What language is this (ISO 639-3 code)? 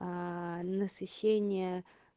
rus